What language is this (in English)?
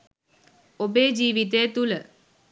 Sinhala